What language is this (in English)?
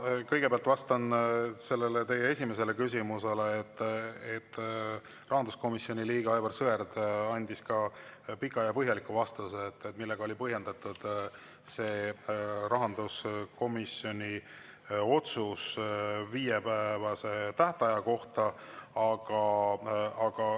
Estonian